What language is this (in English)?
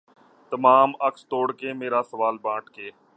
Urdu